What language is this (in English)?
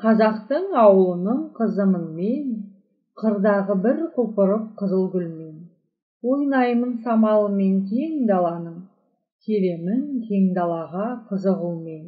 Turkish